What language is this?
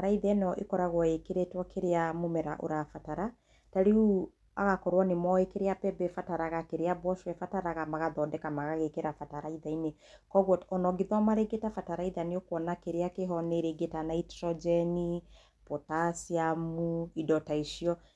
Kikuyu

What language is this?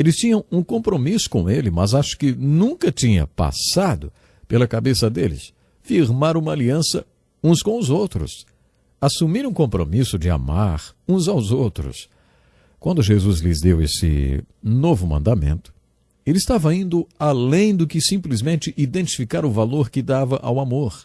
Portuguese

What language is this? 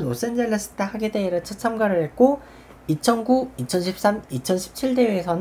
Korean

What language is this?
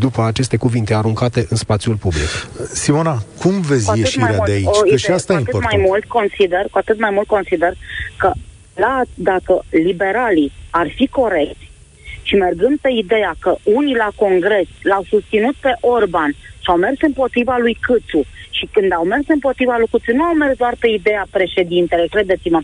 Romanian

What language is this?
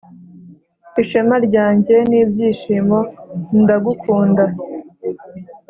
Kinyarwanda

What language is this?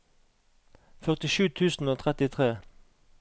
Norwegian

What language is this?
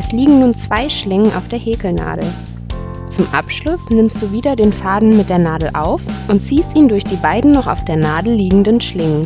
German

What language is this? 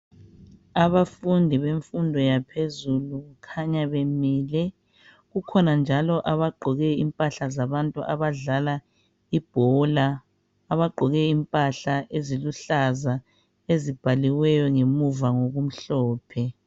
North Ndebele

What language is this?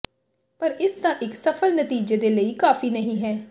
Punjabi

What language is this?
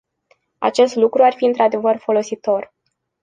Romanian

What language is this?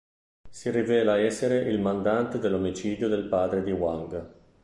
Italian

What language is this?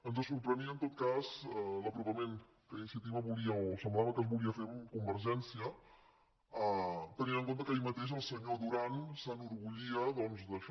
Catalan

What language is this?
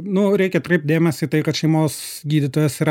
Lithuanian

